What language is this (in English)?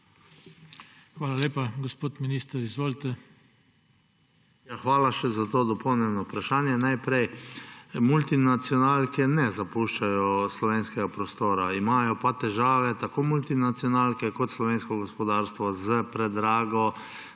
Slovenian